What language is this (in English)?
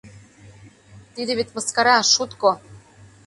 Mari